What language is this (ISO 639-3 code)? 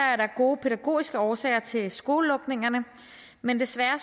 dan